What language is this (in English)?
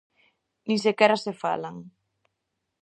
Galician